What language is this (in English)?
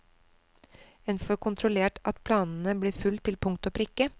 Norwegian